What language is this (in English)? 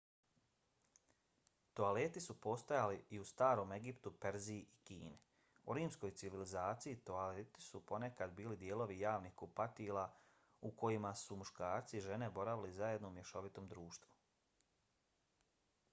Bosnian